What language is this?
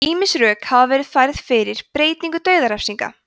Icelandic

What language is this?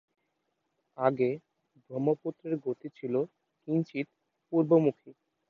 Bangla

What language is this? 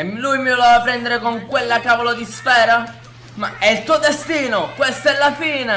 Italian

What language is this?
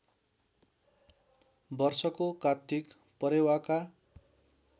Nepali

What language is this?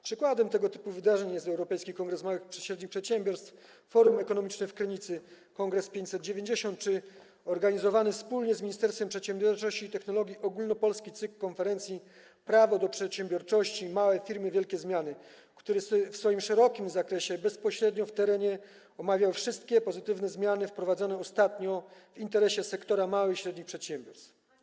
Polish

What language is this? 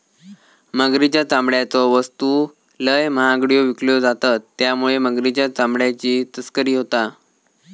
Marathi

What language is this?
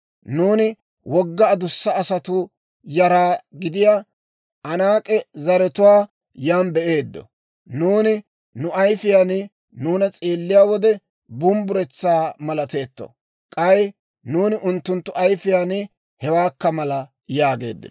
Dawro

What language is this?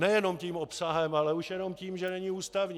Czech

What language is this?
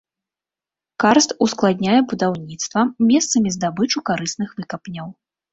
Belarusian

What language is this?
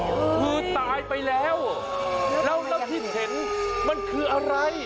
Thai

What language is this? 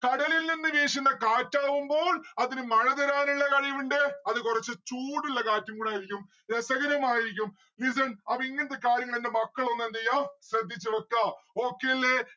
Malayalam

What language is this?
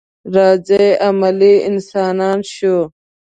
Pashto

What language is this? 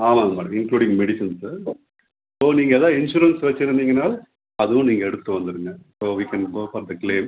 Tamil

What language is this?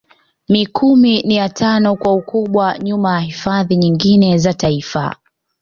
Swahili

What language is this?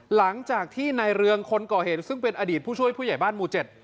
Thai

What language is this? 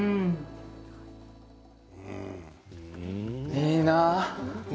Japanese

